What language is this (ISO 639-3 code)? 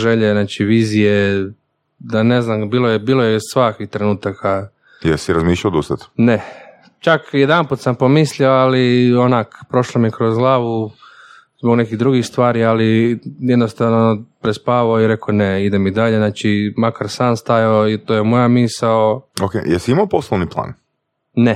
hrv